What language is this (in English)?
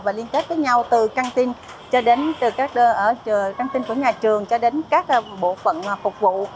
Vietnamese